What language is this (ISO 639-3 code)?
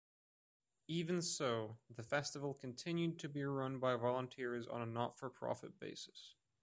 eng